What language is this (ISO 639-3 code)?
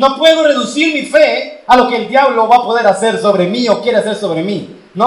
spa